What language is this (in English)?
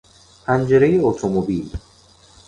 Persian